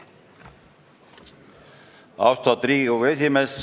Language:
Estonian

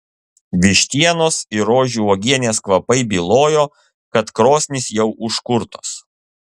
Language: Lithuanian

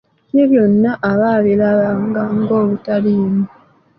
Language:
Ganda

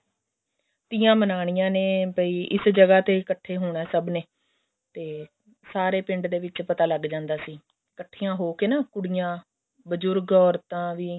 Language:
Punjabi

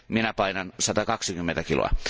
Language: Finnish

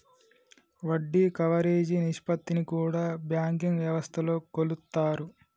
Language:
Telugu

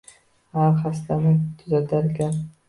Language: Uzbek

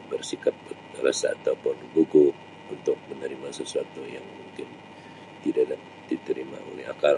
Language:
Sabah Malay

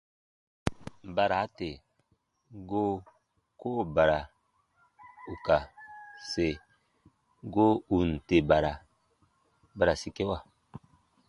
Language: Baatonum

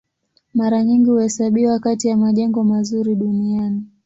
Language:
Swahili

